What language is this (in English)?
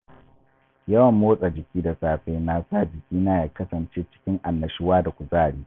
Hausa